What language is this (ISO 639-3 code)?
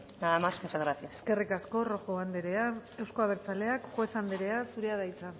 eus